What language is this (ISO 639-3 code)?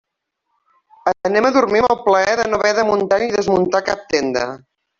cat